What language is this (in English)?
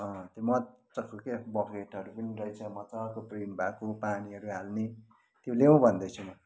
Nepali